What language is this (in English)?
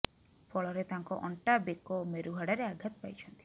Odia